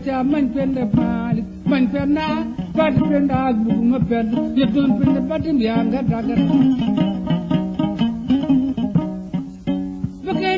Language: French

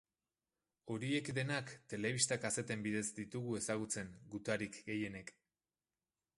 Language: Basque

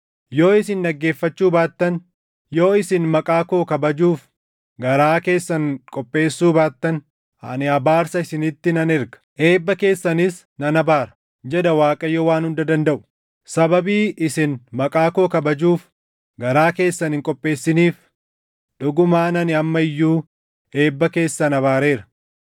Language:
Oromo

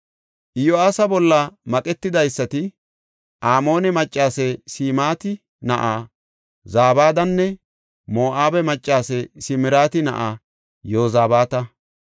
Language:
Gofa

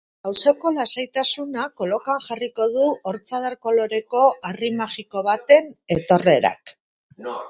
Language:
Basque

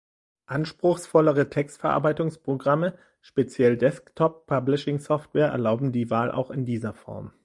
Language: German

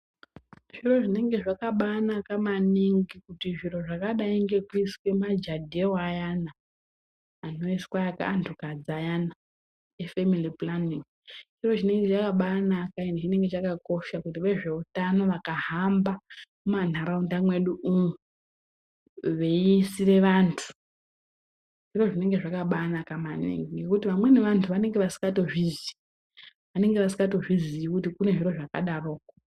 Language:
Ndau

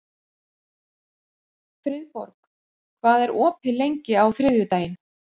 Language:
Icelandic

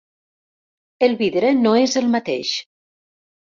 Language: Catalan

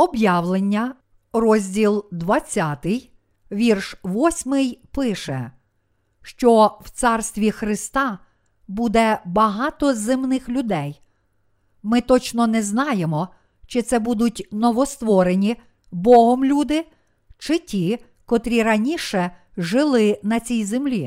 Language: Ukrainian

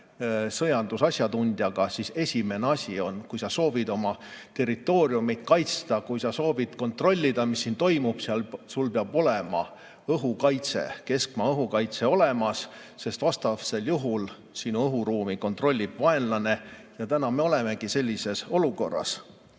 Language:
Estonian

